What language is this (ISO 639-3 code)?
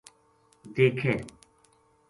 gju